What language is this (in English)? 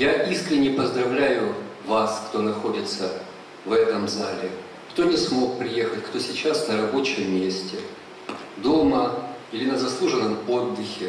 Russian